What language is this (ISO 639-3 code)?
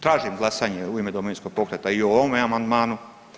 hrv